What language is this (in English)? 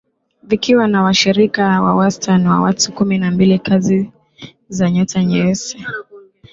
Swahili